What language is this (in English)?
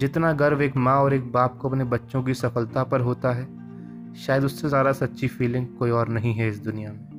Hindi